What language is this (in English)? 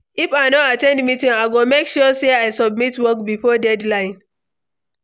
Nigerian Pidgin